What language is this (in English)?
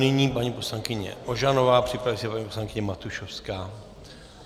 Czech